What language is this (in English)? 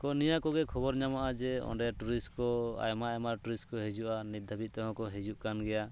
Santali